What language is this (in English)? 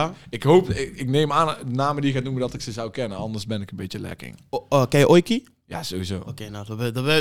Dutch